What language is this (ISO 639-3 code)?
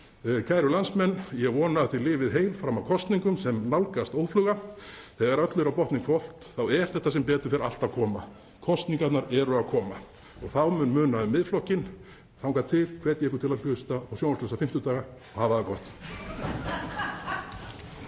isl